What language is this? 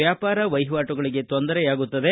Kannada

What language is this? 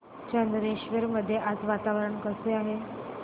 Marathi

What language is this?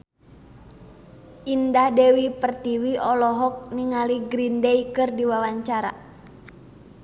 Sundanese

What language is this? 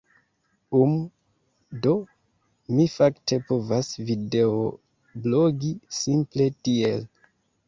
Esperanto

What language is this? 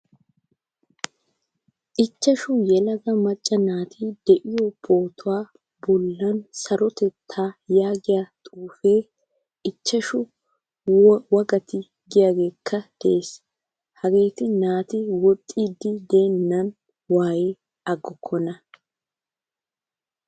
Wolaytta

